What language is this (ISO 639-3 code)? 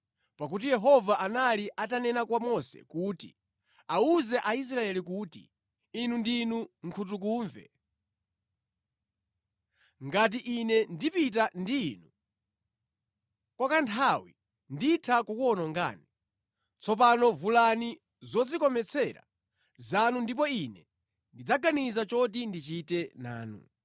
nya